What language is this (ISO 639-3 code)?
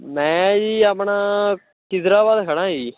pan